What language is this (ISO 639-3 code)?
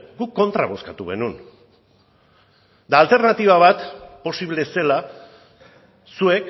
eus